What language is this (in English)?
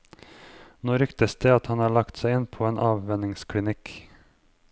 Norwegian